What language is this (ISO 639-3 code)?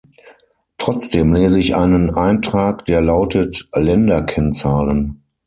deu